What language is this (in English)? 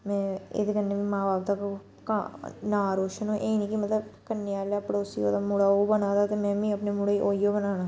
Dogri